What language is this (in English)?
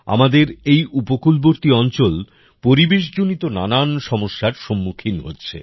Bangla